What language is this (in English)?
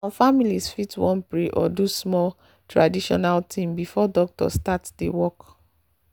Nigerian Pidgin